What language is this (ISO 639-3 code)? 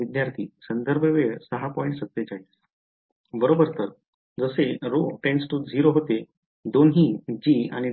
mar